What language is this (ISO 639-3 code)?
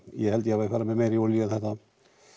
isl